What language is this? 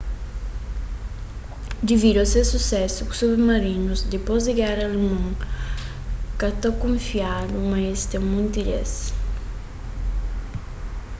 Kabuverdianu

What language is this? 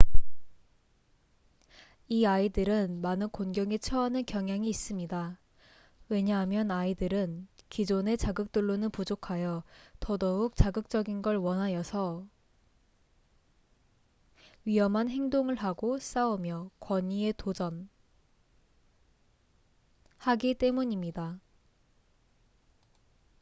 Korean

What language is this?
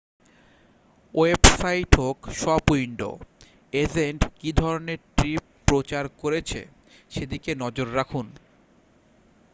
Bangla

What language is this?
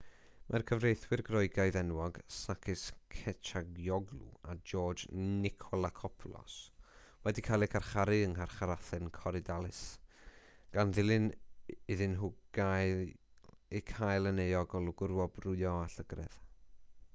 Welsh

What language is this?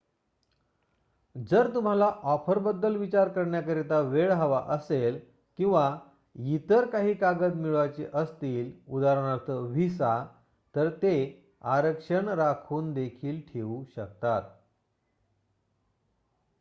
Marathi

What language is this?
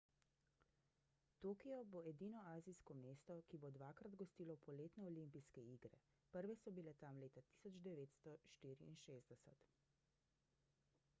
Slovenian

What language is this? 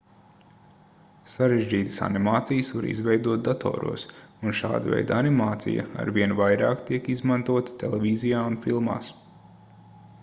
Latvian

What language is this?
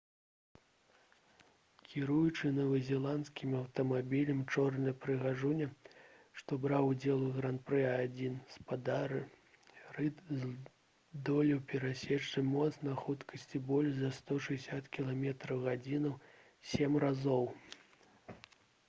Belarusian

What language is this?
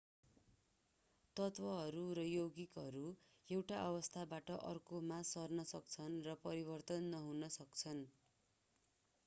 Nepali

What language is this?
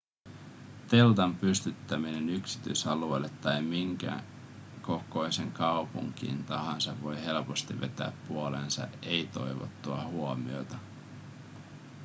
Finnish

